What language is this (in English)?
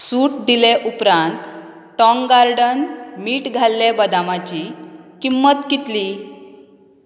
Konkani